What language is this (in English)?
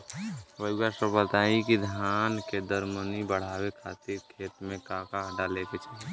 Bhojpuri